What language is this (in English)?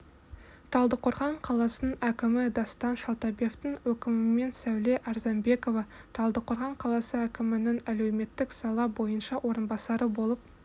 Kazakh